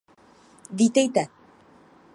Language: Czech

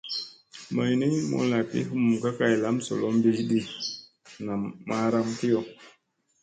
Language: Musey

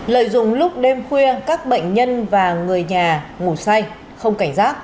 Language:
Vietnamese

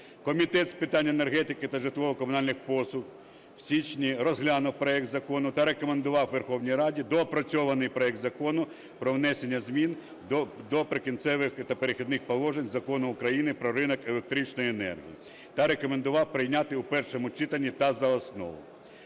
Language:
Ukrainian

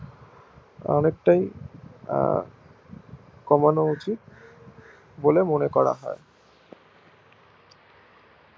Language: Bangla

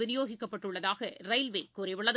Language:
Tamil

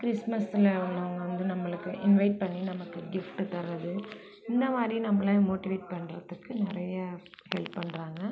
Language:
Tamil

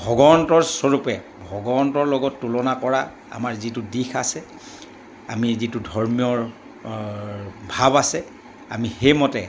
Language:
Assamese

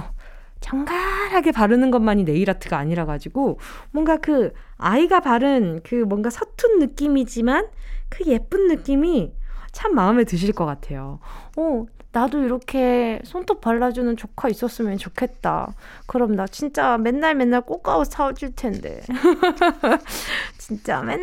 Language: Korean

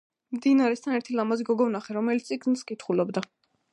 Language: Georgian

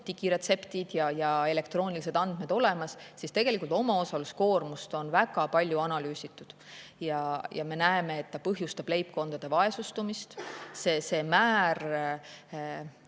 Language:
Estonian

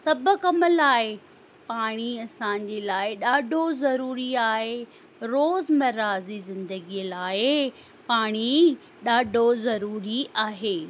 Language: Sindhi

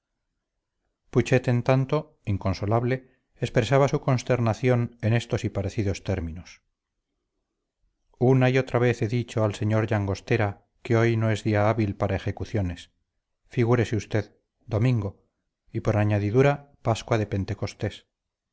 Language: Spanish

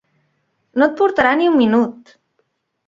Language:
Catalan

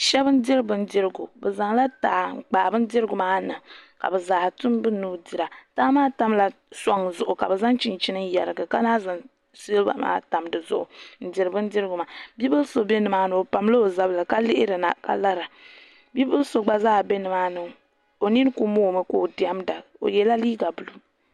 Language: Dagbani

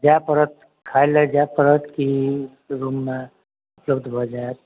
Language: Maithili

